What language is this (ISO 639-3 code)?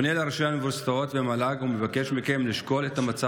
heb